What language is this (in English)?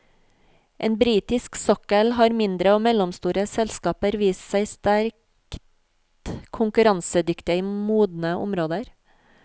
Norwegian